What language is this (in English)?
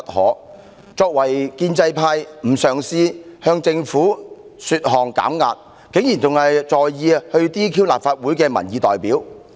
Cantonese